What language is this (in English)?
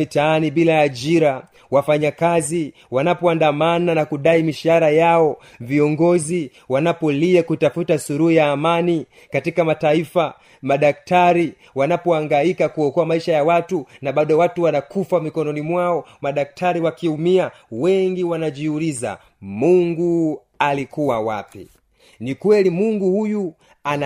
Swahili